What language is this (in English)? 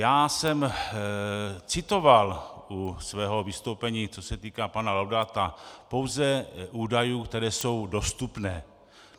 Czech